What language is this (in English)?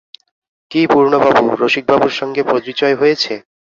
Bangla